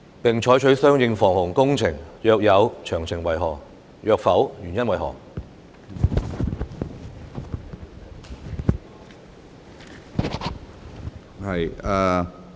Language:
Cantonese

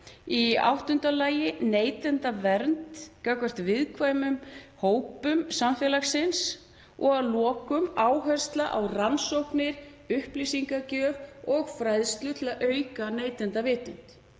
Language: Icelandic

